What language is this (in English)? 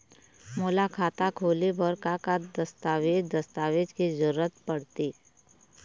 Chhattisgarhi